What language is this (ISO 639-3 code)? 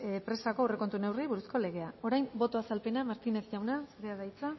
eus